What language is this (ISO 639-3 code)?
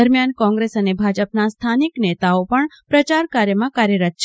guj